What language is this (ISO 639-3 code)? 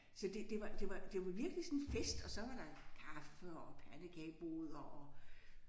dan